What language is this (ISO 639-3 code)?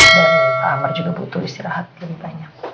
ind